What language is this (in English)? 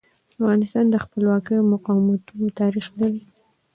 Pashto